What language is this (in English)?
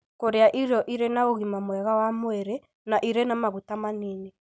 Kikuyu